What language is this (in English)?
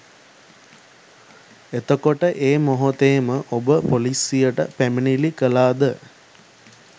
Sinhala